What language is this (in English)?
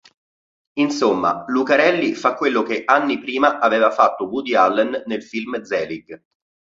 Italian